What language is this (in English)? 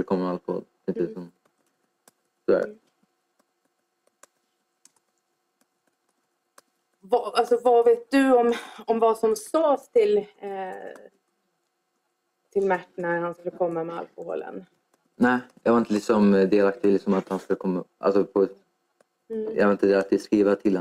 Swedish